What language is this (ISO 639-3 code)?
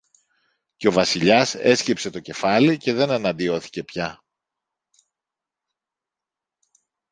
ell